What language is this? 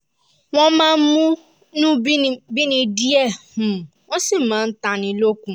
Yoruba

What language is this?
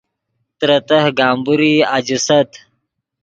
Yidgha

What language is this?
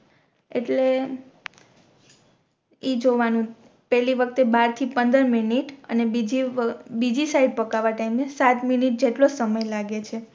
Gujarati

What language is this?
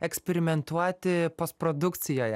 Lithuanian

